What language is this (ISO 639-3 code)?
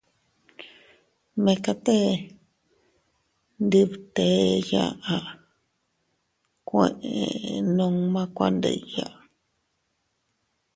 cut